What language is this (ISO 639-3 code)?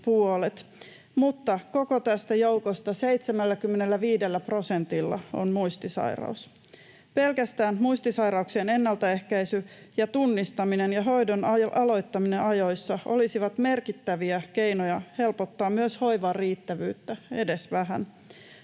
fin